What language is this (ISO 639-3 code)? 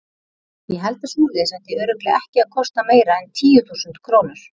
isl